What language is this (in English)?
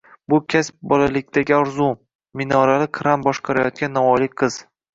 Uzbek